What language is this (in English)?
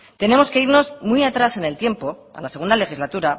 Spanish